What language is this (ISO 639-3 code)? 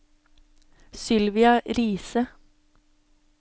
nor